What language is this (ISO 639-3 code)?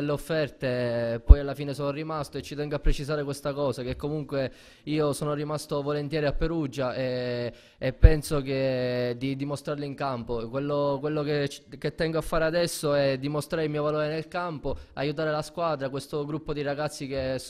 ita